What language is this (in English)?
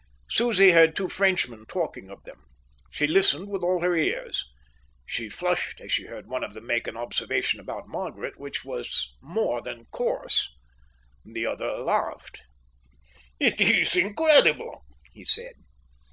English